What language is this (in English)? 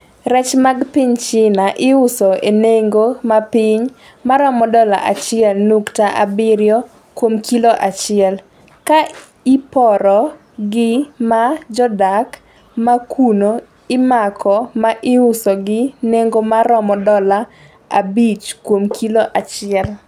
Luo (Kenya and Tanzania)